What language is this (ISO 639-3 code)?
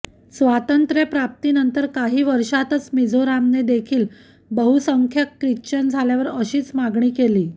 mar